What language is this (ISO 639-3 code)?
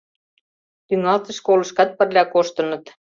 chm